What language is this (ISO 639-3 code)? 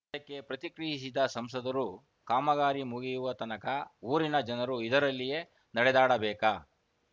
kan